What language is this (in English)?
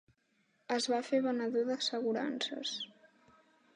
Catalan